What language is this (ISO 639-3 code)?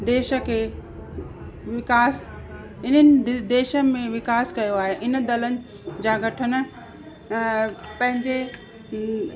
snd